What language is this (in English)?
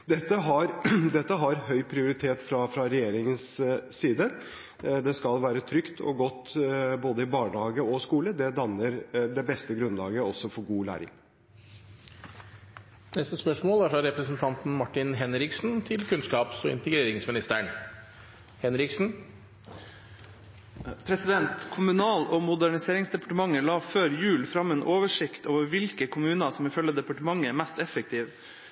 Norwegian Bokmål